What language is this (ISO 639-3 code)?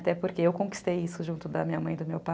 por